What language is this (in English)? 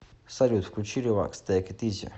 Russian